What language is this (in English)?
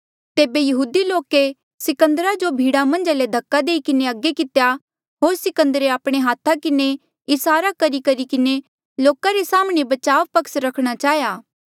Mandeali